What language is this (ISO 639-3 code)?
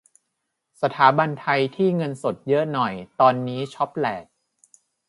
tha